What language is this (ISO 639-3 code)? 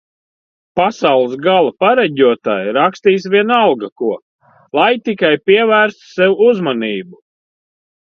lav